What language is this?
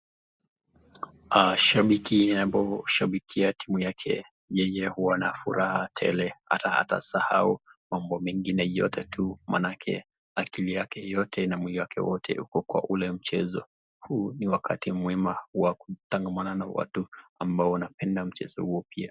Swahili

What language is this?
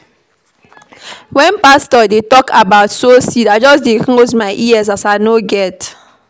Nigerian Pidgin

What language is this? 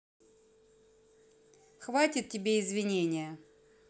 Russian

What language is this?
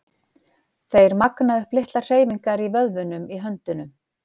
Icelandic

